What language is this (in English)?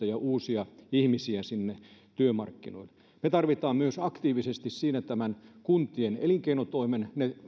Finnish